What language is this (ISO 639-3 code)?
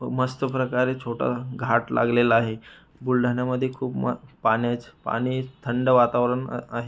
mar